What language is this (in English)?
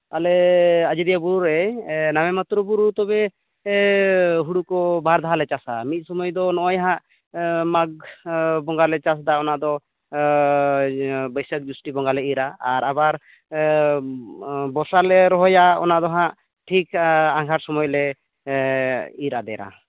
Santali